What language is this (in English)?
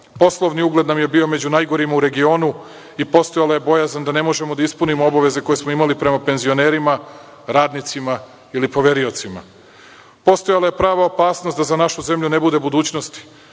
Serbian